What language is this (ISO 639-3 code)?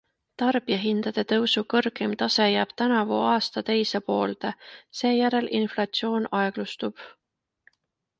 est